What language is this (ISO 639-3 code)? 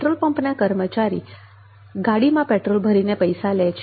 guj